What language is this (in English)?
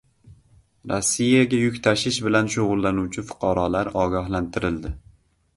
Uzbek